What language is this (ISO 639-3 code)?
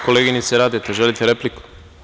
srp